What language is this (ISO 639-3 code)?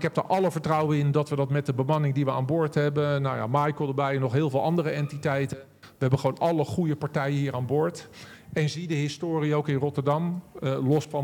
nld